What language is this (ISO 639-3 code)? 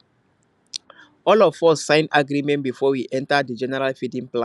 pcm